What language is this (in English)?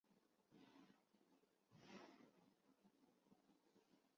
Chinese